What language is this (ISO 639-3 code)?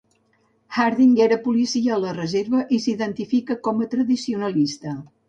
cat